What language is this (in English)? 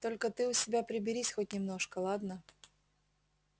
Russian